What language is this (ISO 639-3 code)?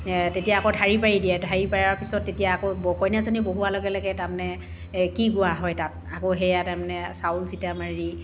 asm